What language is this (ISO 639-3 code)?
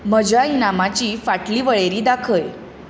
kok